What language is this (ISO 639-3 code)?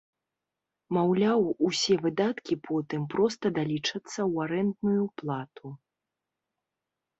bel